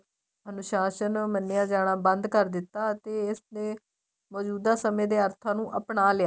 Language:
Punjabi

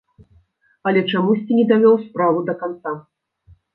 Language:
Belarusian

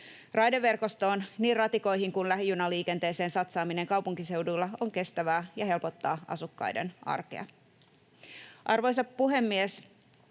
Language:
Finnish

